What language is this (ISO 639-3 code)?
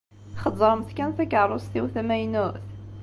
kab